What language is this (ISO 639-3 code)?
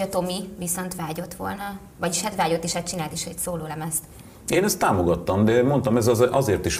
hun